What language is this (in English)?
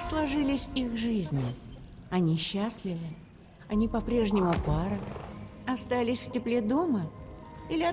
Russian